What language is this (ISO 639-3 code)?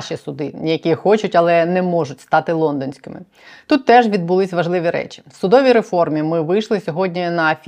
ukr